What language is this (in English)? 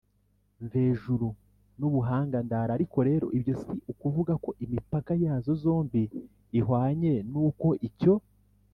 Kinyarwanda